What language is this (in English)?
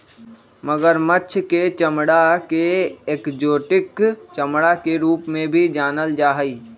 Magahi